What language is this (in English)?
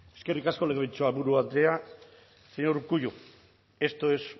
Basque